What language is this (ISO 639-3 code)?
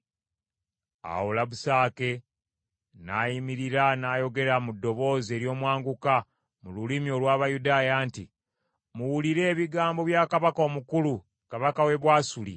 lug